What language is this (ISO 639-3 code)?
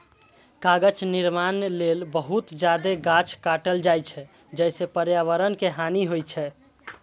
mai